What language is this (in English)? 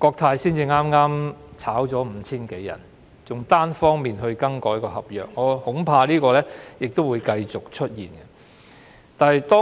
Cantonese